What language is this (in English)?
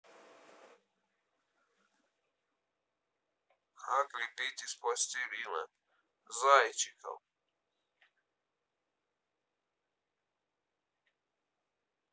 Russian